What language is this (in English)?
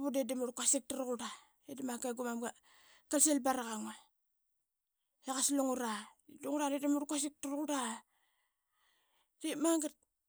Qaqet